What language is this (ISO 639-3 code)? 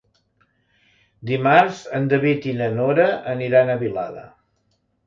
cat